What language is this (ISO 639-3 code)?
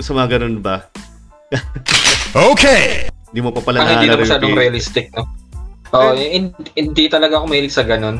fil